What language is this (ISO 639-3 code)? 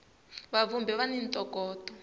tso